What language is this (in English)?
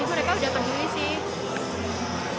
Indonesian